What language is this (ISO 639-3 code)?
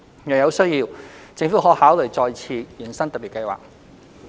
yue